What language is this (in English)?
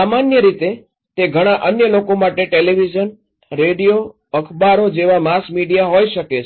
Gujarati